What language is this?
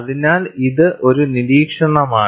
Malayalam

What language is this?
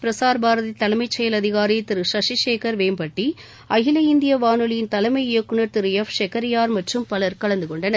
Tamil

